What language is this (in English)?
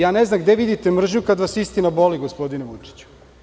Serbian